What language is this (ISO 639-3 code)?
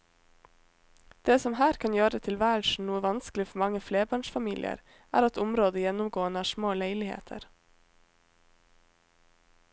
nor